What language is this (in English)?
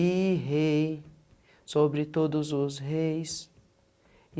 Portuguese